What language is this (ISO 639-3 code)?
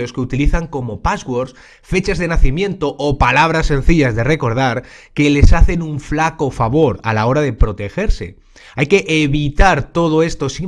spa